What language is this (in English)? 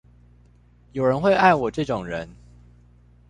Chinese